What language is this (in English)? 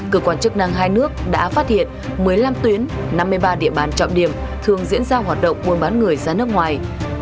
Vietnamese